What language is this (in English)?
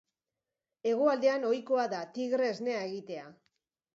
Basque